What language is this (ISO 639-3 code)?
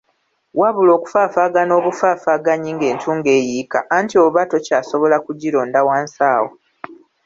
lug